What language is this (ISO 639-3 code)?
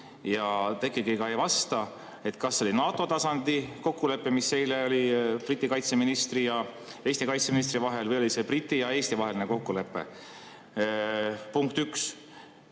est